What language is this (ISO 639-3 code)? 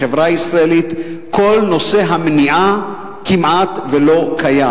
heb